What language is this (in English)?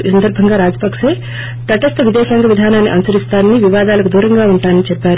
Telugu